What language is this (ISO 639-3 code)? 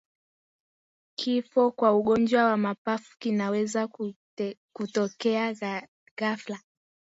swa